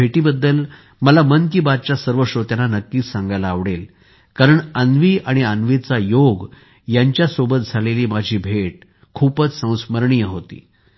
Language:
Marathi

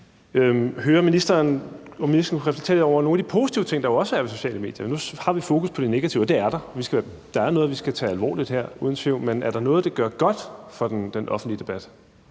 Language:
Danish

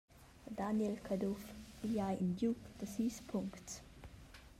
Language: Romansh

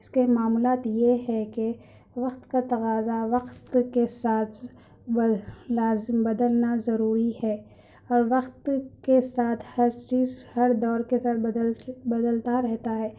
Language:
Urdu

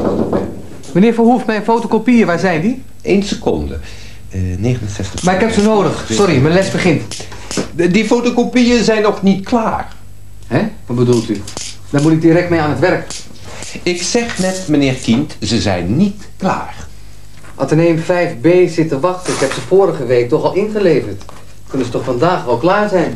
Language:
Dutch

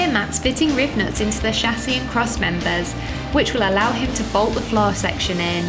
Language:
English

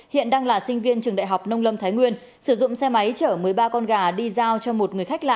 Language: Vietnamese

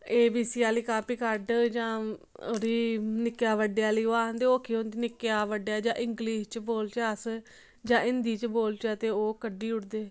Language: Dogri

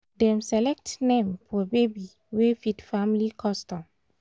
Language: Nigerian Pidgin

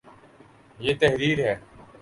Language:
Urdu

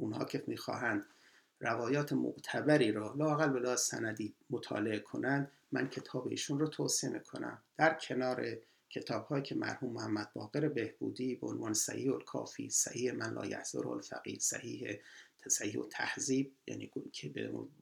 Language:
Persian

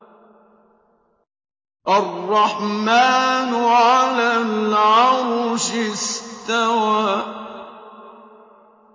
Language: Arabic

